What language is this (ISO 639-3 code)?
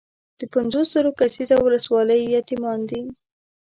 pus